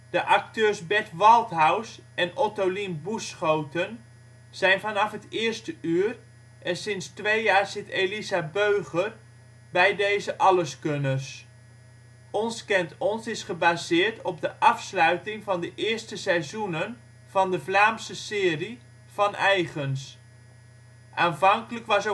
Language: Dutch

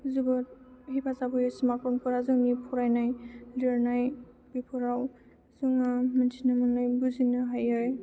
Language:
Bodo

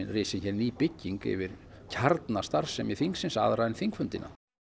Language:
Icelandic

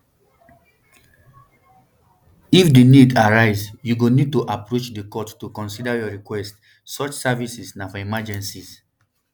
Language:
Nigerian Pidgin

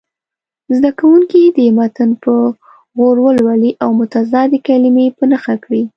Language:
Pashto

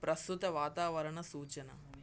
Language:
Telugu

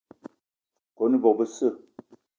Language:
Eton (Cameroon)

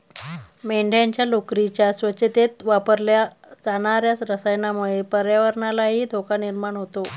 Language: Marathi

